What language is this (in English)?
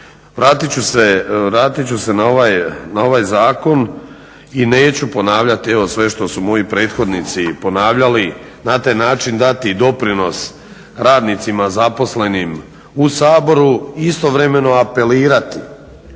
Croatian